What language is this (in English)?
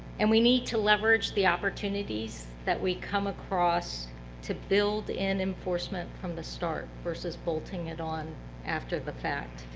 English